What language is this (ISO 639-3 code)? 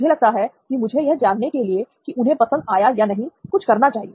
hin